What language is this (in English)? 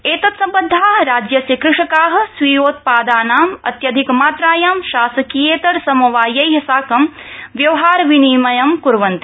Sanskrit